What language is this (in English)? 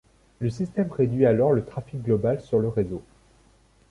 French